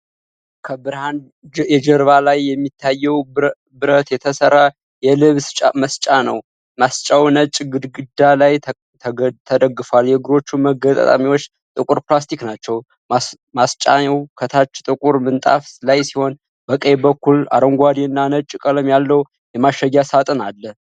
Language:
Amharic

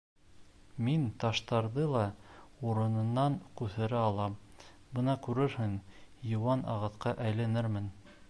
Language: Bashkir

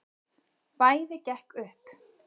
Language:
Icelandic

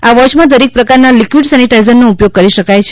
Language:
Gujarati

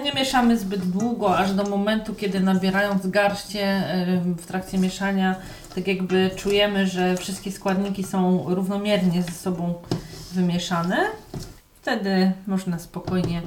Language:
Polish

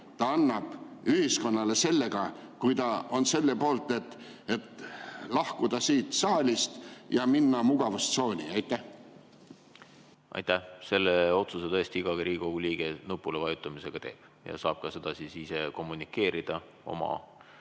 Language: Estonian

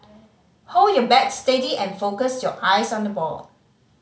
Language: English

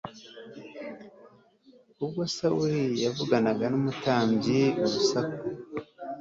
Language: Kinyarwanda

